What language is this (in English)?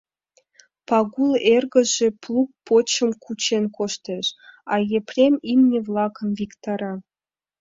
Mari